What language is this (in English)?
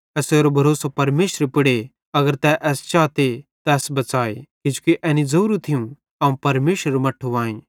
Bhadrawahi